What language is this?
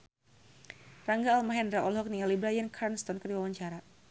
Sundanese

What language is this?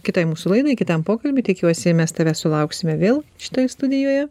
Lithuanian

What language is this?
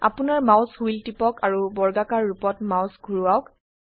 Assamese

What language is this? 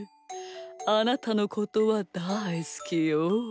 Japanese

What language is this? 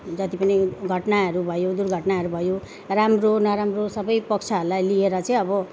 Nepali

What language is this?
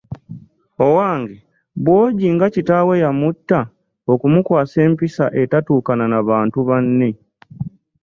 Ganda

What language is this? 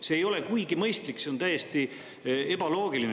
Estonian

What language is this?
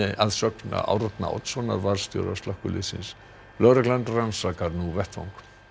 Icelandic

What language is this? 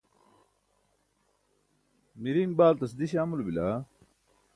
Burushaski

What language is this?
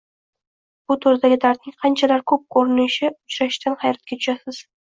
Uzbek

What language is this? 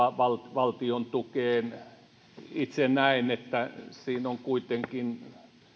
Finnish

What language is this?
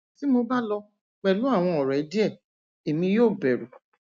Yoruba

